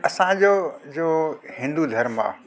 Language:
Sindhi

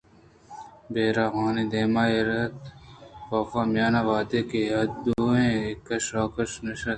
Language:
Eastern Balochi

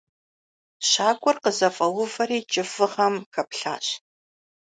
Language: Kabardian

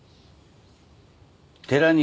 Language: Japanese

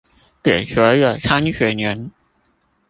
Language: Chinese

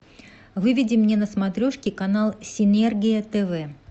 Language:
Russian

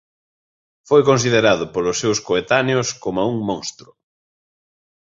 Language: Galician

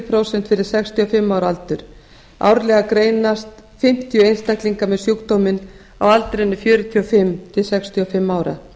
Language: Icelandic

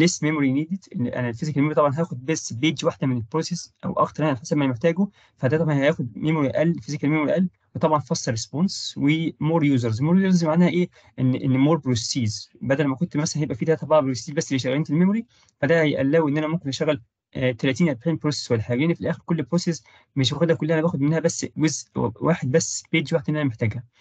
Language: Arabic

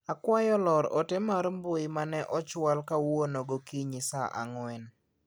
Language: Luo (Kenya and Tanzania)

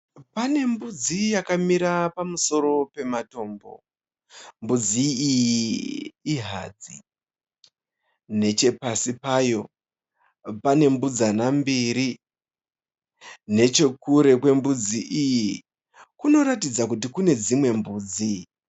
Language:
Shona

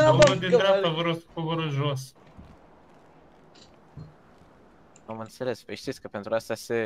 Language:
Romanian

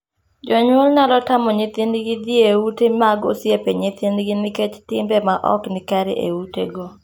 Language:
Luo (Kenya and Tanzania)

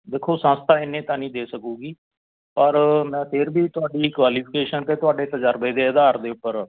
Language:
Punjabi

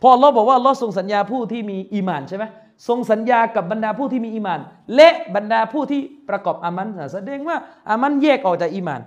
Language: Thai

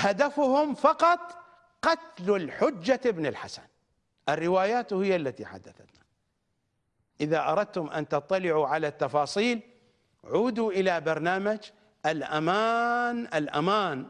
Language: Arabic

